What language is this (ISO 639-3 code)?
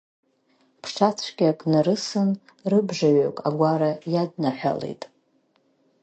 abk